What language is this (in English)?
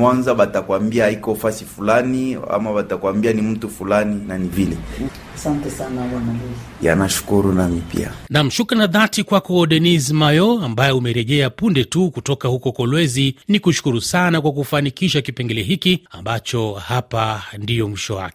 Swahili